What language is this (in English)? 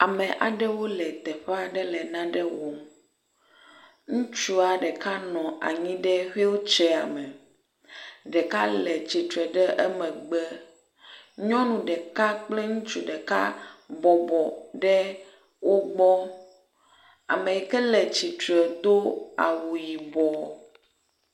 Ewe